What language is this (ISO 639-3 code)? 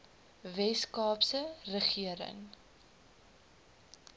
afr